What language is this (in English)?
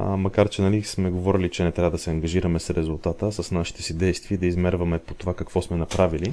Bulgarian